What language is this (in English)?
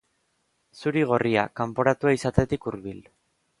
Basque